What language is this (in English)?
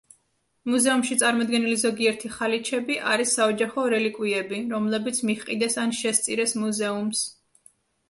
Georgian